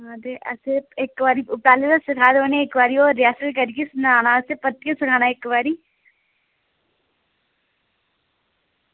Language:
Dogri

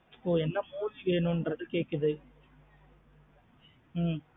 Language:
Tamil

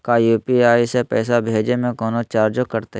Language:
Magahi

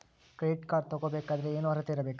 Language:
Kannada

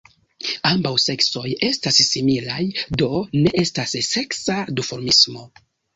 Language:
Esperanto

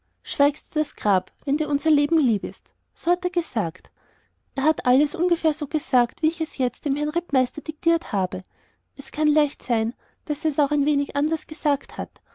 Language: German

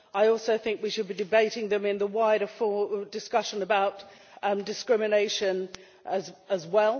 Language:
English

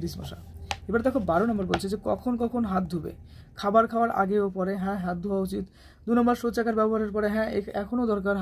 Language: Hindi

